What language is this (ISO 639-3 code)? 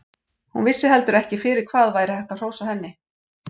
isl